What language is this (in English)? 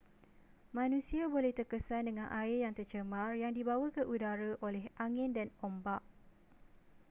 Malay